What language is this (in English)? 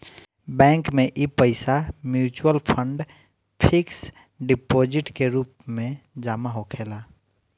Bhojpuri